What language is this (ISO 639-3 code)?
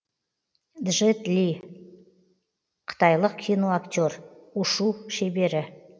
kaz